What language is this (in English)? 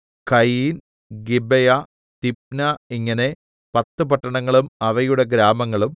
Malayalam